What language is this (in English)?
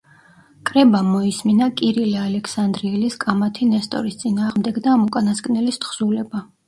Georgian